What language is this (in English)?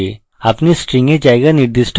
Bangla